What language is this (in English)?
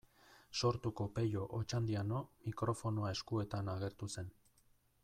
Basque